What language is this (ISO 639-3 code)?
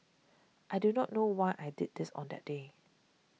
eng